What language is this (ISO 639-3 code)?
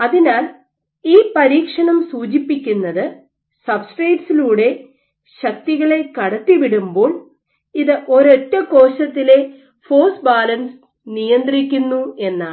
mal